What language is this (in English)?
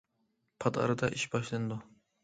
Uyghur